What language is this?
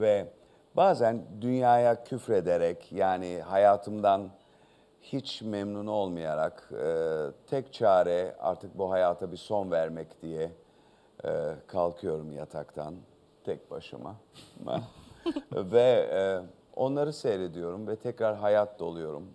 Turkish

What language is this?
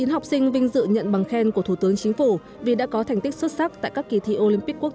Vietnamese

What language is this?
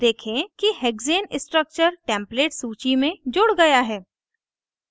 Hindi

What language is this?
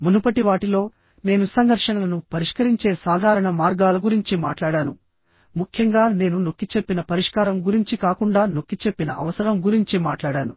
Telugu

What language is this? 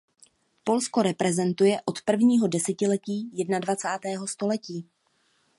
Czech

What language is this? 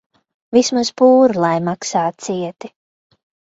Latvian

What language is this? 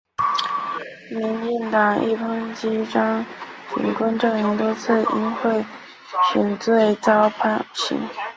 Chinese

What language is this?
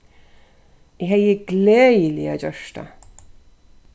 Faroese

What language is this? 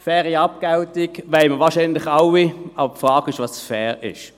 Swiss German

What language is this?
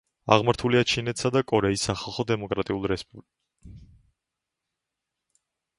Georgian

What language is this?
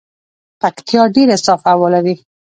Pashto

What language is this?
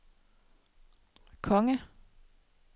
Danish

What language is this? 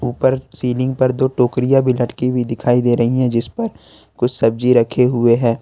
Hindi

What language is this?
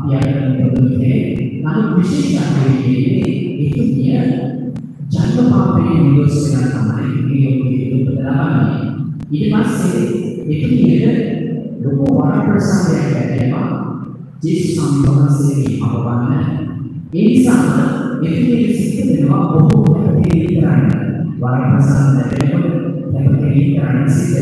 Indonesian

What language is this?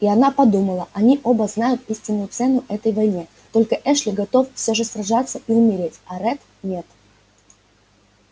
Russian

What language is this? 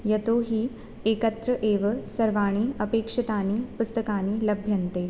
Sanskrit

